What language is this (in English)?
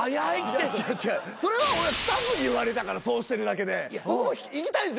Japanese